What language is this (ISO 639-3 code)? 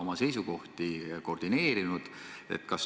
est